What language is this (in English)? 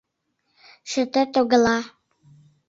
Mari